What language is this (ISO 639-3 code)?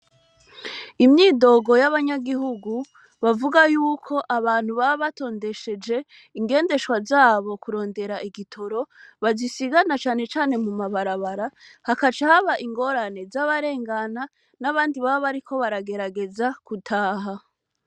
run